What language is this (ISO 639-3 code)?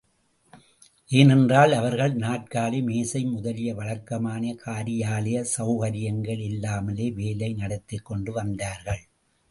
tam